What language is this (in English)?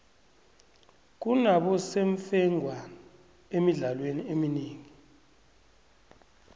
South Ndebele